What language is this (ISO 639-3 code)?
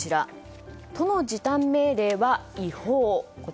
jpn